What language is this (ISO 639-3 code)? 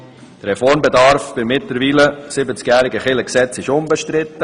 gsw